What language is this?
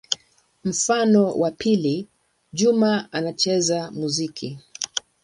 Swahili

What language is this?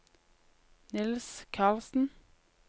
Norwegian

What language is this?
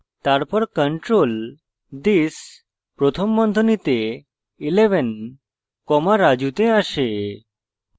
Bangla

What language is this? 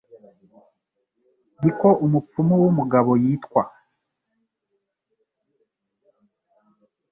Kinyarwanda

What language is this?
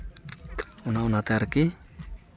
Santali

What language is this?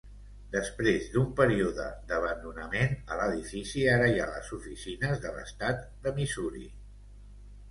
Catalan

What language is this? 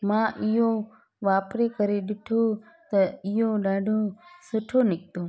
Sindhi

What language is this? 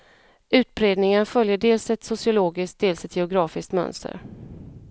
Swedish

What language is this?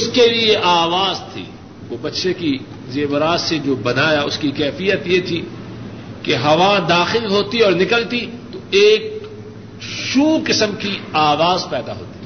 Urdu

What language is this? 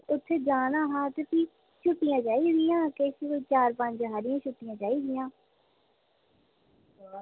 Dogri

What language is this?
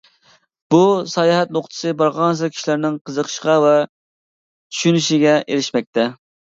Uyghur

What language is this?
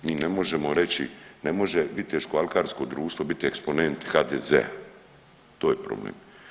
Croatian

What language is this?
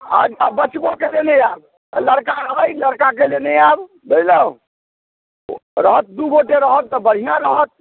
Maithili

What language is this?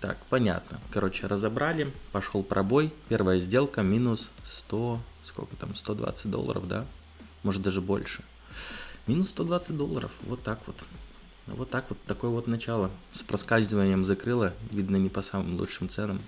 Russian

